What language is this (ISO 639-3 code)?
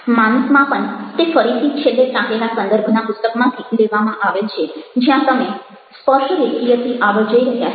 guj